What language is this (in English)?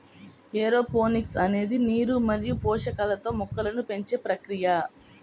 Telugu